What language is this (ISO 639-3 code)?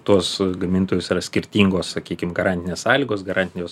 lit